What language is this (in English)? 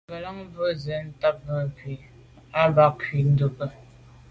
Medumba